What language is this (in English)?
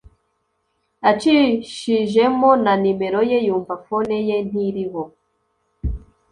Kinyarwanda